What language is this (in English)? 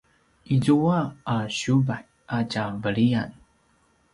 Paiwan